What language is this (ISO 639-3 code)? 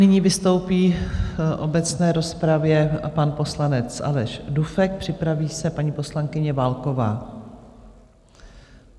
ces